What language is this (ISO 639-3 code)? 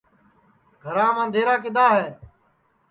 ssi